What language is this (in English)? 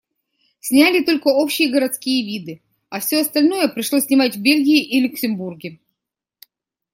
Russian